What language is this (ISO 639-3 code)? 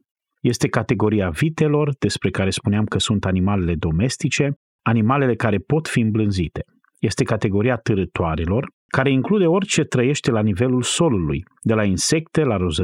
ron